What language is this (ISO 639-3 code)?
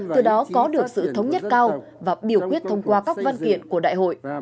vie